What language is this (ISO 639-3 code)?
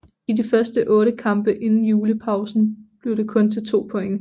dan